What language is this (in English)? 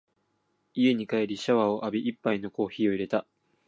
Japanese